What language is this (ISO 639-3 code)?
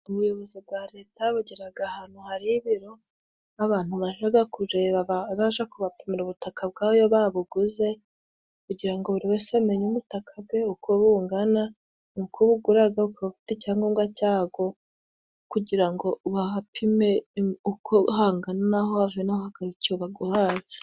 kin